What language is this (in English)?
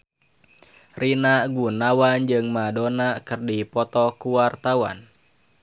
Sundanese